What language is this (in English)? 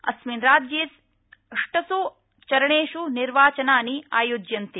Sanskrit